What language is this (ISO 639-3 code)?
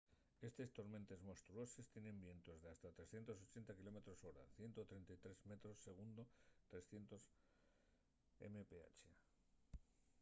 ast